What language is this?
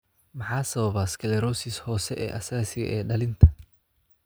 Somali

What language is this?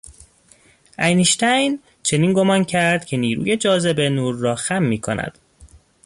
Persian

